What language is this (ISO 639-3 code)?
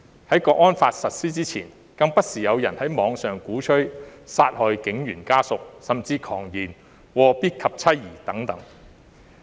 yue